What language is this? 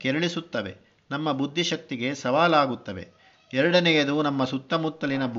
Kannada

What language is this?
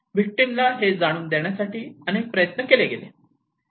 Marathi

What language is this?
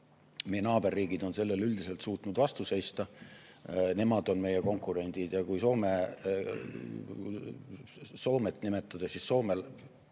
Estonian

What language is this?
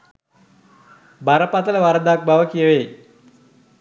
Sinhala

